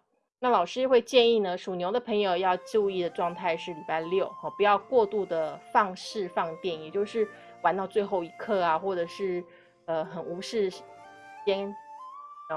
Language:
Chinese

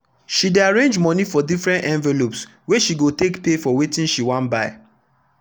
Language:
Nigerian Pidgin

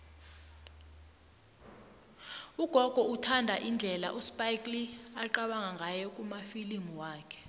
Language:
South Ndebele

